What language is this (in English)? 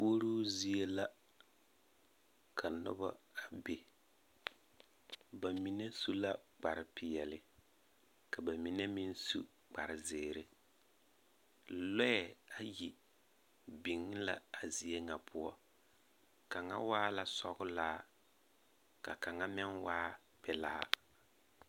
Southern Dagaare